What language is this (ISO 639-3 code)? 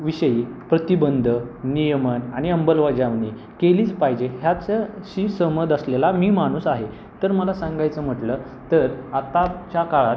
mar